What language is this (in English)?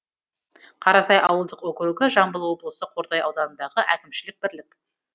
Kazakh